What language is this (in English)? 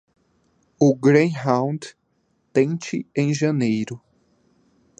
Portuguese